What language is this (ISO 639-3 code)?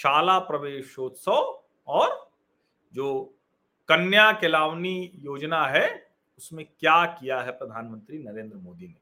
hin